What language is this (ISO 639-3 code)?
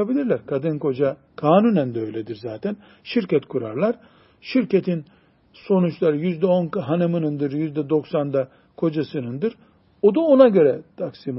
tur